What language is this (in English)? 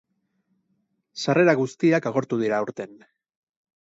Basque